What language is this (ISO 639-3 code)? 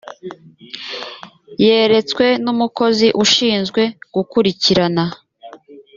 kin